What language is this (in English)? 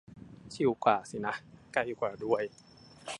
Thai